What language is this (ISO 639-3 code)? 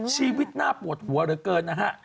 tha